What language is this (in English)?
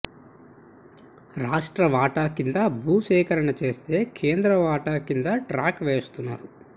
Telugu